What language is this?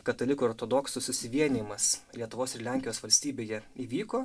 Lithuanian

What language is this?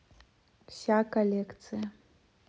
Russian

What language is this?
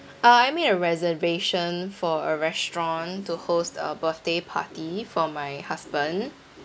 English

